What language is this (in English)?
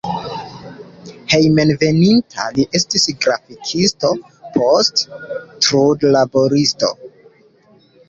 Esperanto